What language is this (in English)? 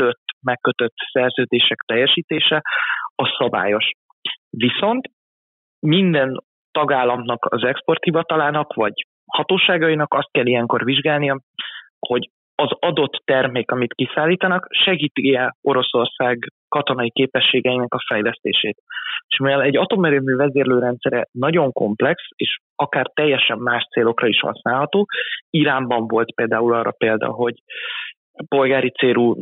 Hungarian